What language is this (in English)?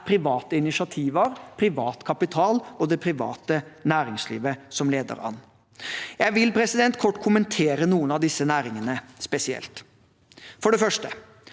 Norwegian